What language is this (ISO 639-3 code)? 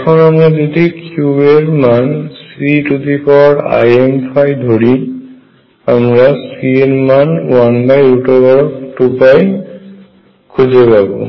ben